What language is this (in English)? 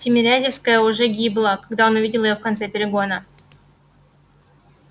Russian